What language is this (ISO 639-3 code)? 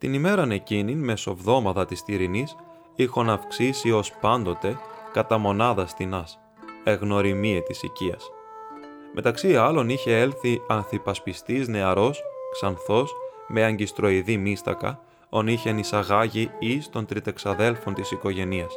ell